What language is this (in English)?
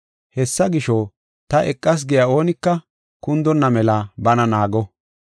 Gofa